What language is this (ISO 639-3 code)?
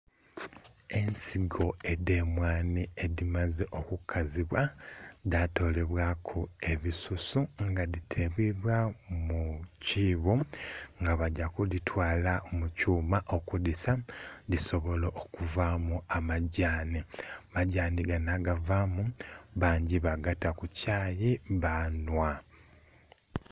xog